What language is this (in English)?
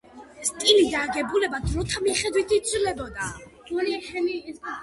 Georgian